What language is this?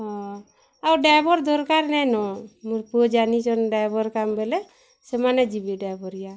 Odia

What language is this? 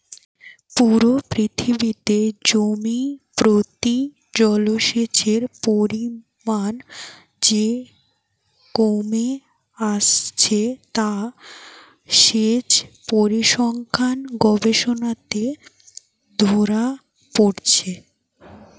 Bangla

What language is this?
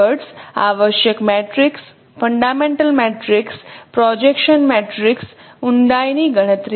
Gujarati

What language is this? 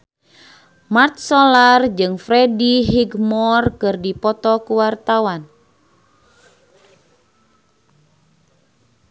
Sundanese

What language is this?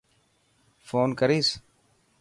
Dhatki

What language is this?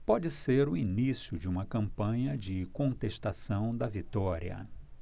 Portuguese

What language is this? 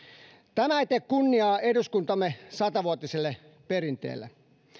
Finnish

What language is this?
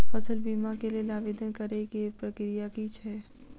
Maithili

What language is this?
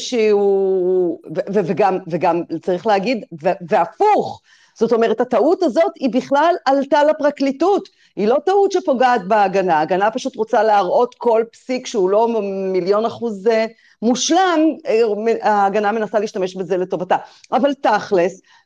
Hebrew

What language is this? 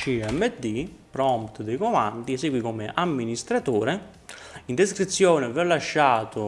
Italian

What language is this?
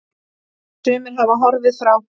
Icelandic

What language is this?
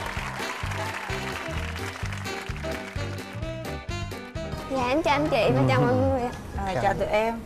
Vietnamese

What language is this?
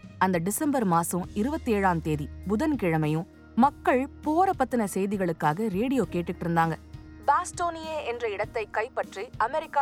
Tamil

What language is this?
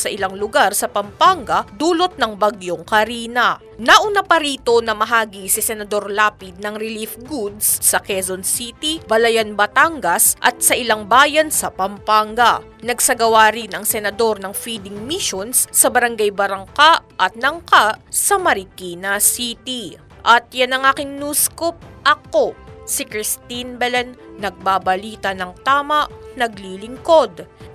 Filipino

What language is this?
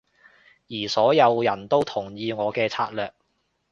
Cantonese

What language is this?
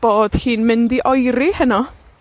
Welsh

